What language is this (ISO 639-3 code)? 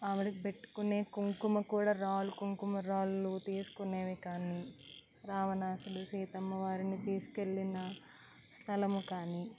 tel